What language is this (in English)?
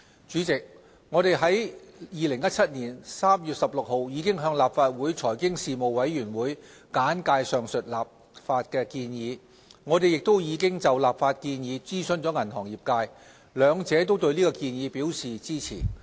Cantonese